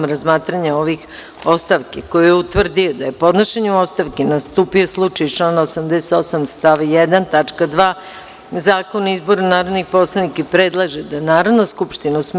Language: Serbian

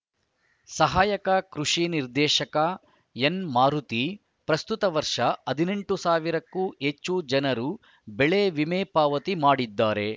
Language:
Kannada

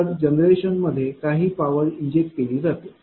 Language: Marathi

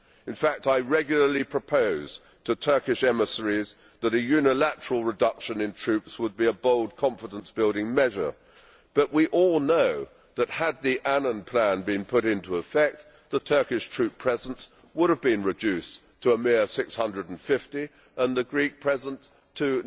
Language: English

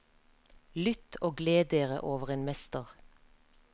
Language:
Norwegian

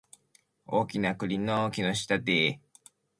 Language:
Japanese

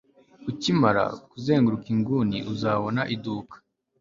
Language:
Kinyarwanda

